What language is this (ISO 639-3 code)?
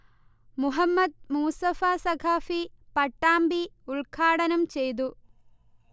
mal